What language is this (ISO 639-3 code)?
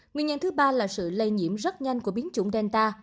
vie